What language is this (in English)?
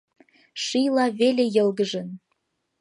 Mari